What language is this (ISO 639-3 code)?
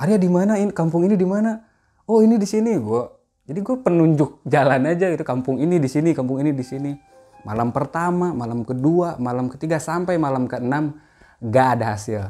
ind